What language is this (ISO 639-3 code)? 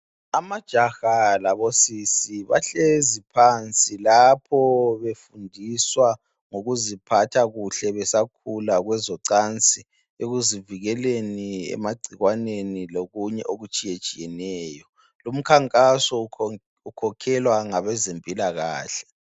nde